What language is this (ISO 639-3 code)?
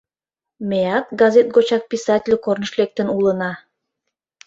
chm